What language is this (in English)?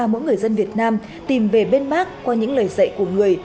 Vietnamese